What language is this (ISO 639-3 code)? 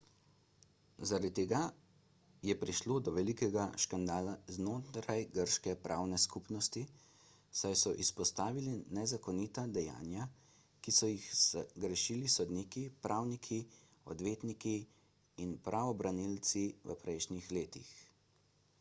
slv